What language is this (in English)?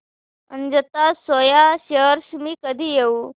Marathi